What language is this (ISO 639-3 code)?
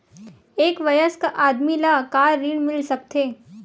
hne